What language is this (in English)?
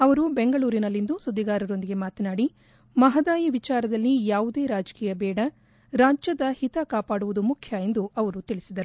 Kannada